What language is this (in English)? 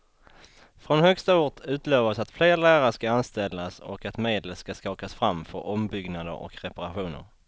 Swedish